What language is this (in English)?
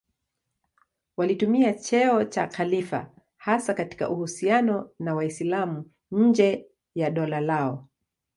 Swahili